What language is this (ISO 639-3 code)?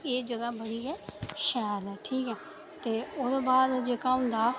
doi